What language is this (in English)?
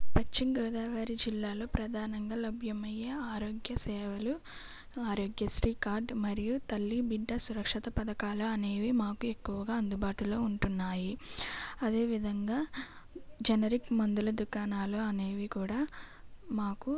Telugu